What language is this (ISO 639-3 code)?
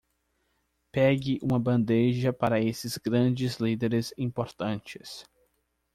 por